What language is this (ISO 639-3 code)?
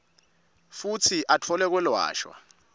ssw